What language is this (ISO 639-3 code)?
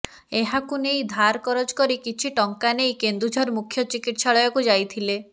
ori